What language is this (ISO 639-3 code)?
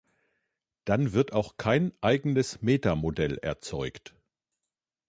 deu